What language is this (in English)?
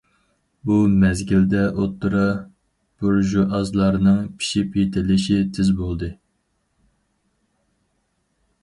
Uyghur